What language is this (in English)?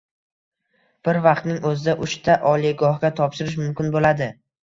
Uzbek